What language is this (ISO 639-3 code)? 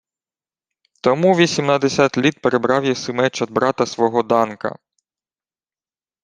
ukr